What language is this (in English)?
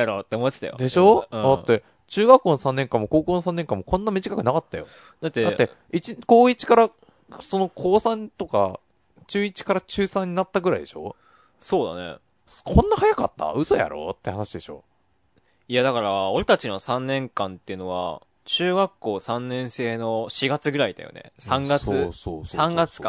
Japanese